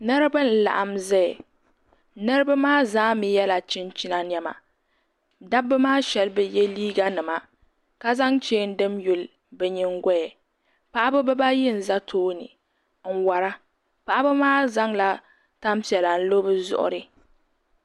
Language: Dagbani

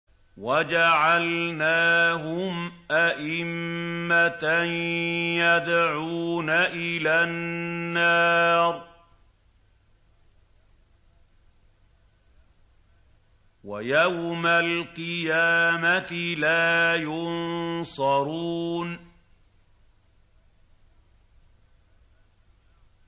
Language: Arabic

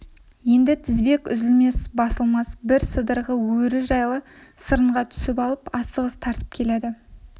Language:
Kazakh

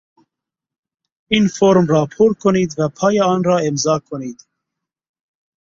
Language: Persian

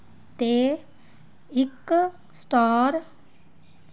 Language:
Dogri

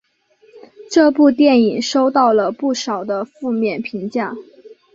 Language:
Chinese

